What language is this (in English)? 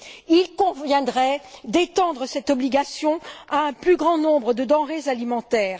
French